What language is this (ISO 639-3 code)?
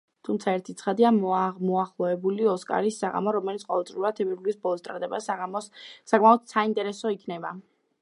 kat